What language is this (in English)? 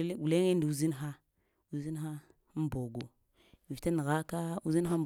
Lamang